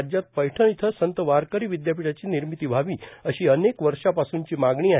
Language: Marathi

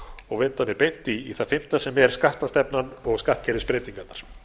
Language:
Icelandic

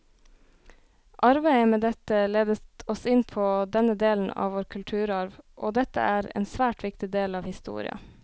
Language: Norwegian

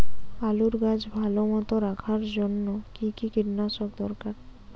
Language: Bangla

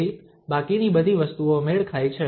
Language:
Gujarati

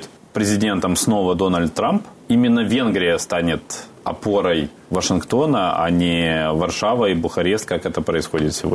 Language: Russian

